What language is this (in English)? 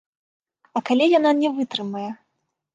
Belarusian